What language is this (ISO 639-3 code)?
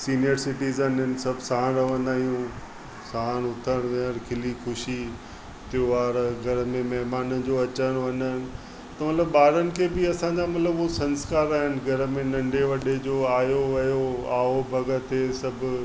snd